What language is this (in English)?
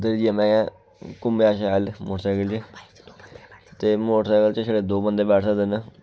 Dogri